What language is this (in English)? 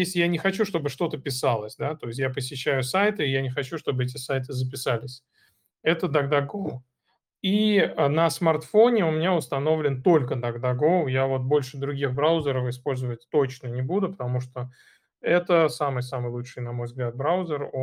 Russian